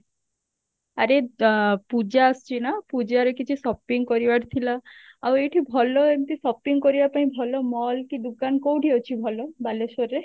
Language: Odia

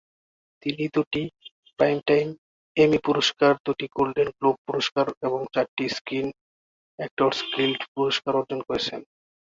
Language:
Bangla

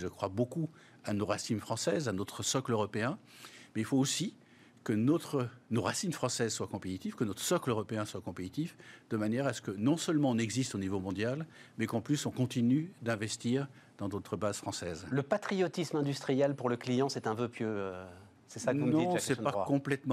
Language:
French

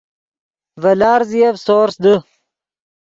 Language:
Yidgha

